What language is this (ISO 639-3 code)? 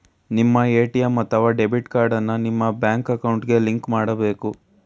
kan